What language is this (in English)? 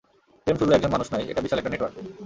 Bangla